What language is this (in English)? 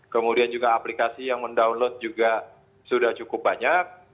Indonesian